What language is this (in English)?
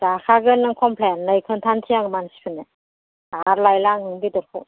Bodo